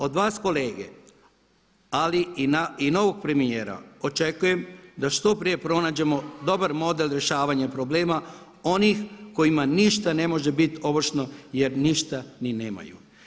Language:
Croatian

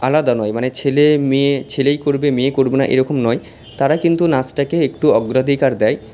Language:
Bangla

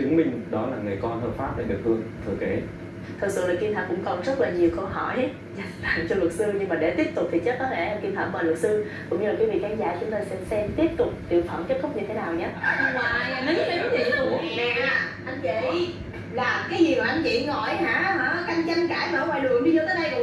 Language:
Vietnamese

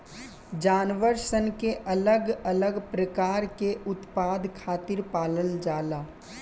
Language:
Bhojpuri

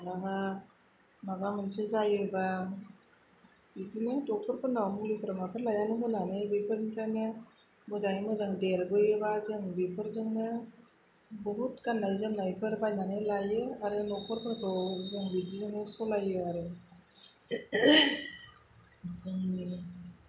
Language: Bodo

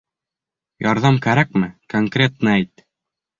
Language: Bashkir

